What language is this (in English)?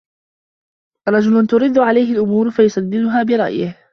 Arabic